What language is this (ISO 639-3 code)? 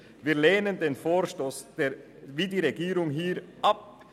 gsw